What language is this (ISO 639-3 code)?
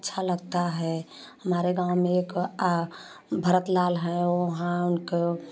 hin